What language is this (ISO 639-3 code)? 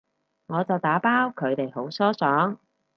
yue